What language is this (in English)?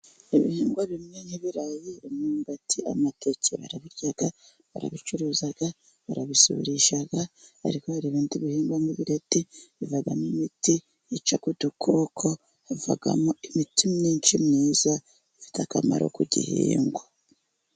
Kinyarwanda